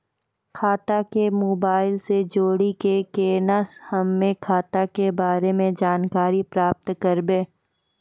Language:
Maithili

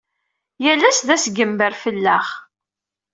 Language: Kabyle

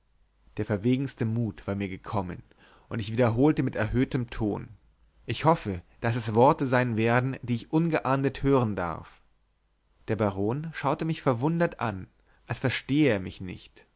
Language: German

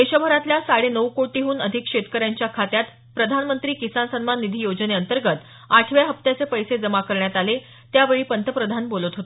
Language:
Marathi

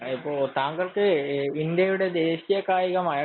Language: Malayalam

